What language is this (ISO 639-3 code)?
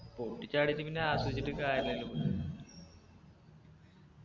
mal